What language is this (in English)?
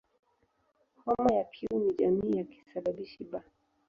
Swahili